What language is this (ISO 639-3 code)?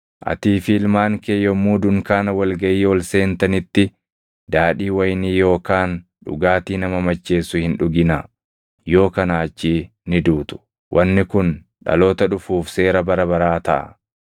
orm